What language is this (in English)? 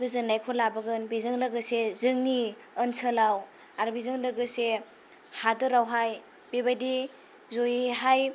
Bodo